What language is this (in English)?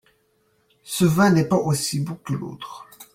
French